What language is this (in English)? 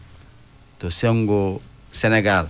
Fula